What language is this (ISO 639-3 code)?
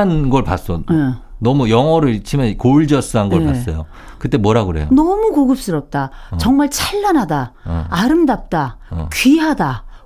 kor